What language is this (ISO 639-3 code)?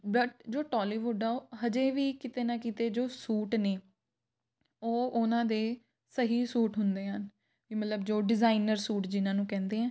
pan